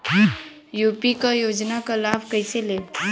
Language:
Bhojpuri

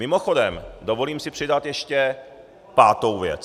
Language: Czech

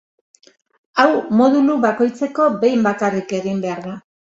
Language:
Basque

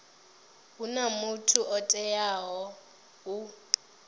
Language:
Venda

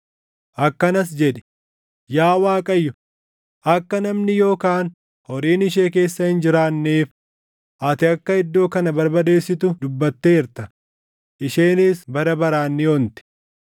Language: Oromo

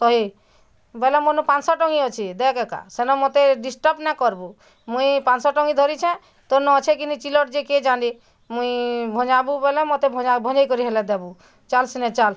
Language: Odia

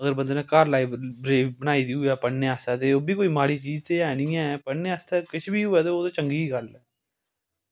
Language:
Dogri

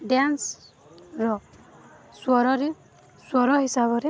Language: Odia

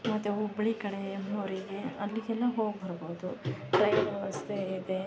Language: Kannada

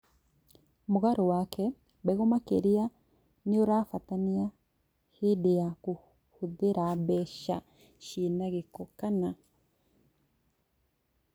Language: Kikuyu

